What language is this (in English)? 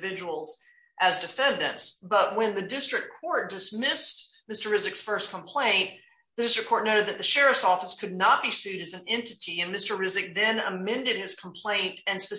English